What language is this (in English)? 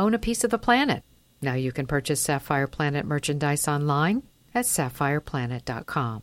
English